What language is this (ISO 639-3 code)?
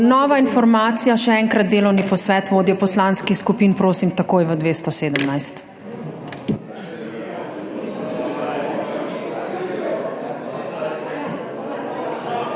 slv